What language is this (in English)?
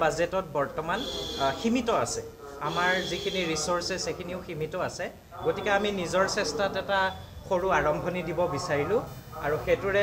Hindi